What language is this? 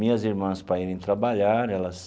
Portuguese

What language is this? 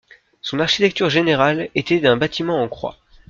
French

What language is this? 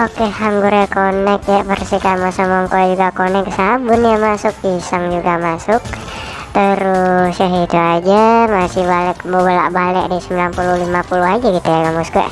Indonesian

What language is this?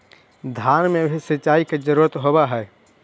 Magahi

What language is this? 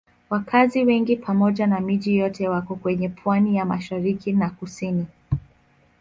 Swahili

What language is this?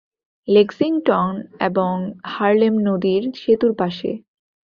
Bangla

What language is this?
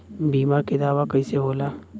Bhojpuri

